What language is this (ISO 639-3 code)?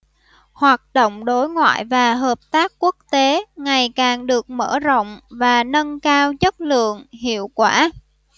vie